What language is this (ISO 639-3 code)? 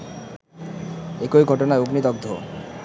ben